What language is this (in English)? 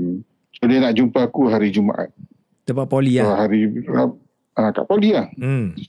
Malay